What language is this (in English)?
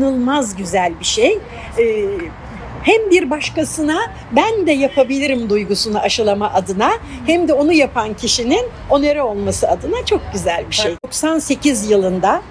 Turkish